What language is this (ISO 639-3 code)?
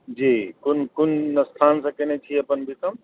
mai